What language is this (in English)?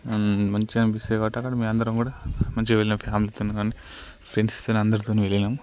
Telugu